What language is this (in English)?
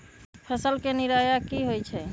Magahi